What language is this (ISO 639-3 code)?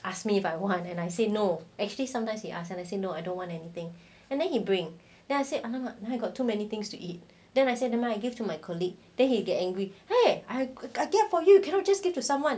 eng